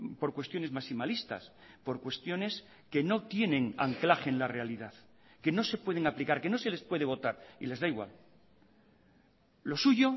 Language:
Spanish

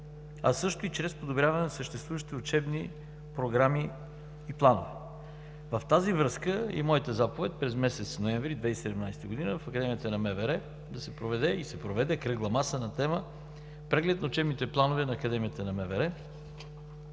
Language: Bulgarian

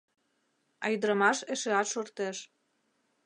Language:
Mari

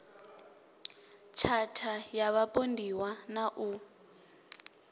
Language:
Venda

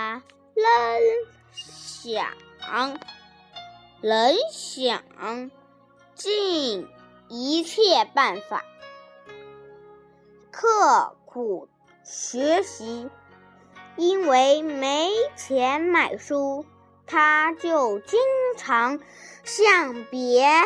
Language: Chinese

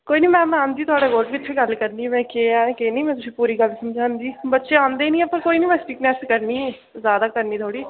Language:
Dogri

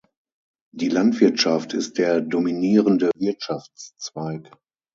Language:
German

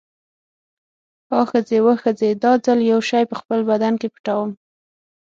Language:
Pashto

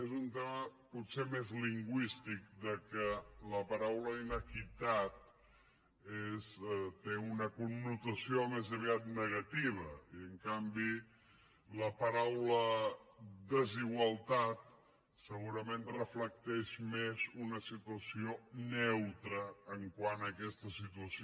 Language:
Catalan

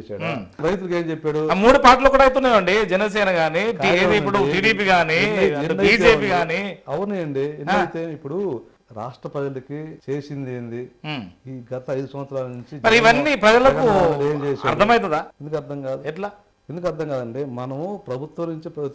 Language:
Telugu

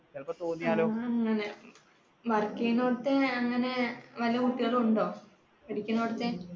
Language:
Malayalam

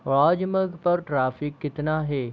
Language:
Hindi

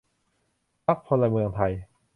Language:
Thai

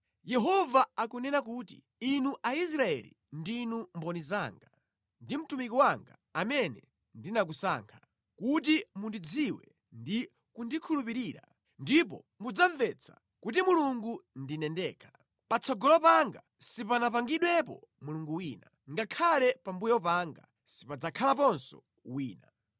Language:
Nyanja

